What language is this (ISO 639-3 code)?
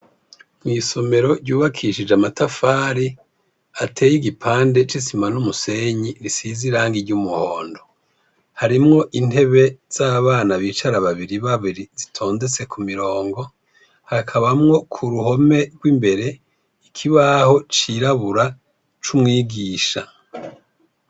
run